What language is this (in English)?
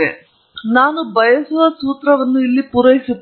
Kannada